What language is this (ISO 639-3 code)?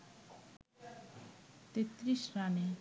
ben